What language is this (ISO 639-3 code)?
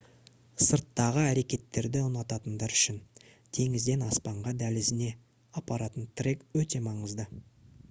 kaz